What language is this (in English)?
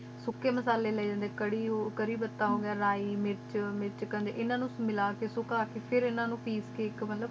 Punjabi